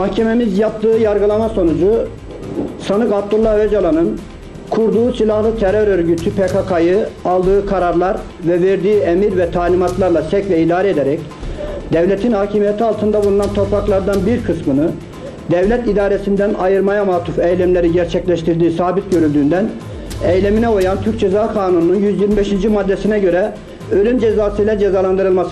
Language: Turkish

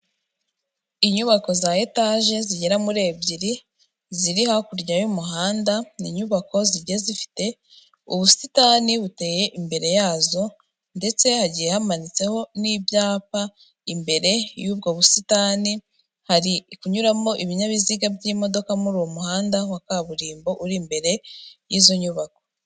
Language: Kinyarwanda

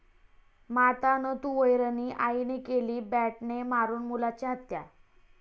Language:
Marathi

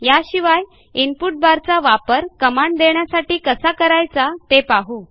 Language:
Marathi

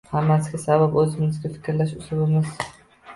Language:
Uzbek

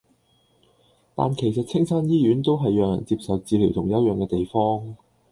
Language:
Cantonese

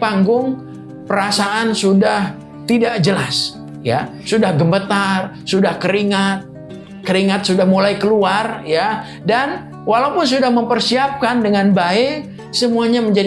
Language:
Indonesian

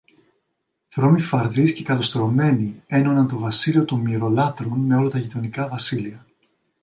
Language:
Greek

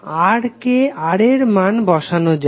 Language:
Bangla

